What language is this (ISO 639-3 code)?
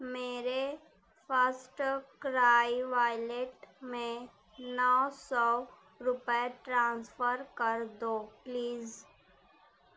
urd